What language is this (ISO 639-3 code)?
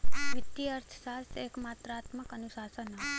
bho